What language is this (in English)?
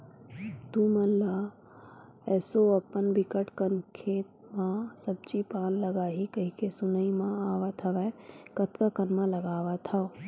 Chhattisgarhi